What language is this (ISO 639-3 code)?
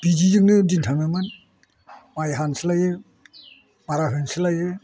brx